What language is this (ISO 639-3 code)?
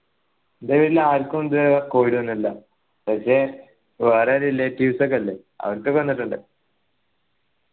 mal